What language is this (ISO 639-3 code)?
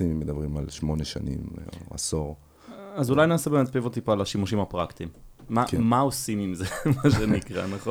heb